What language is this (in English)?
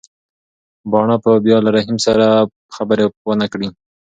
Pashto